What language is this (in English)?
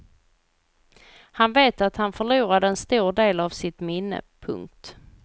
Swedish